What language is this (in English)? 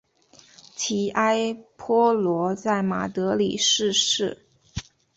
Chinese